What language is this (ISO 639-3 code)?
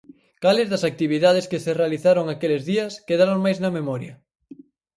glg